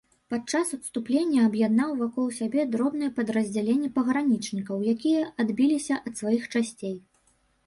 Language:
Belarusian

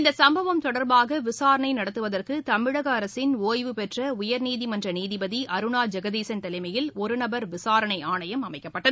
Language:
Tamil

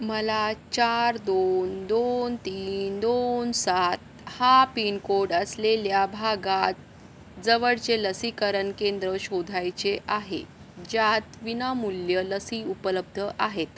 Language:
Marathi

